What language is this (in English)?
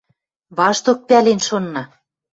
Western Mari